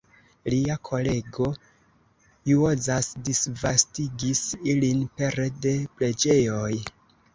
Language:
Esperanto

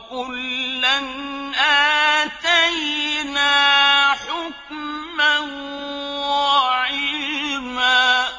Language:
Arabic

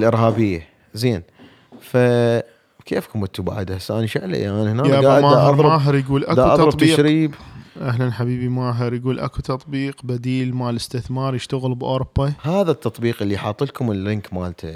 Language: Arabic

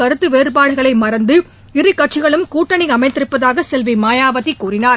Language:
Tamil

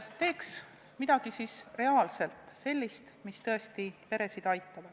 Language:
Estonian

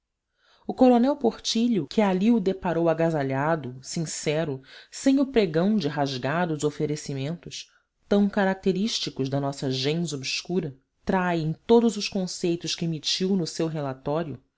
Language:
Portuguese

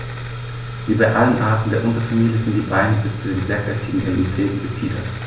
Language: German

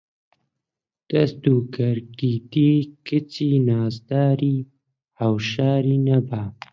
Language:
Central Kurdish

